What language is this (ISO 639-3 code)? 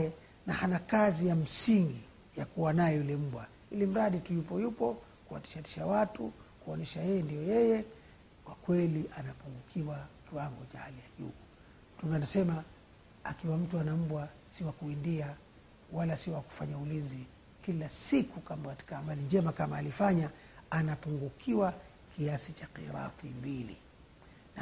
swa